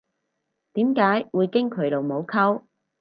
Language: Cantonese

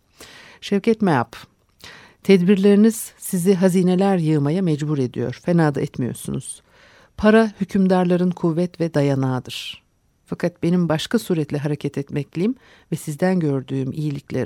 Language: Turkish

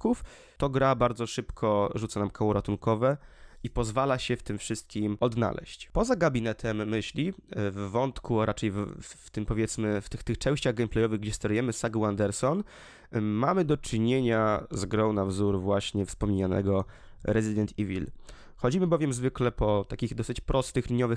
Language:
Polish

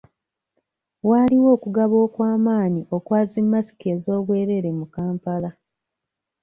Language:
Ganda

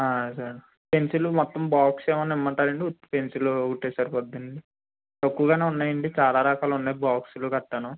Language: Telugu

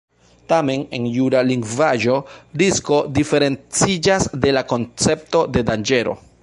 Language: Esperanto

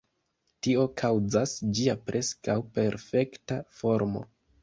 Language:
Esperanto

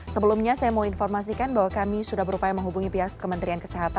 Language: Indonesian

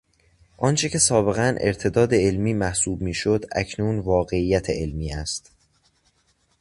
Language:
Persian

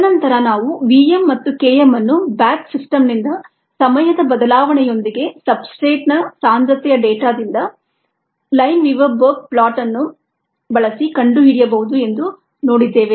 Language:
Kannada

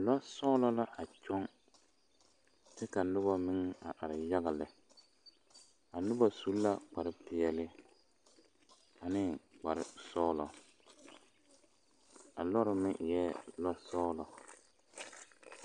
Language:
Southern Dagaare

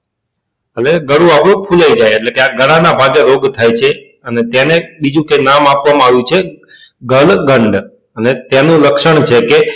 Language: Gujarati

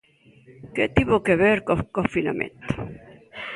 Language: Galician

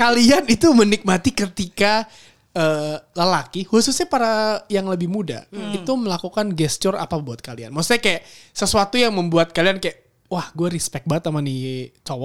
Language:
Indonesian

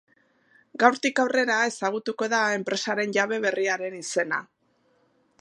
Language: Basque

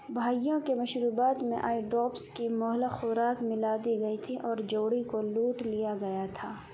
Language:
Urdu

